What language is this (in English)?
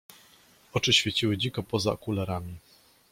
Polish